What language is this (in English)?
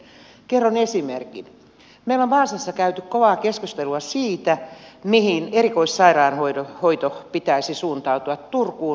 Finnish